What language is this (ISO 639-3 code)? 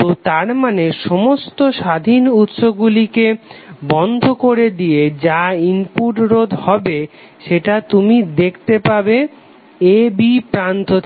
ben